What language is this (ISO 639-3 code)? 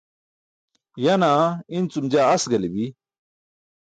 bsk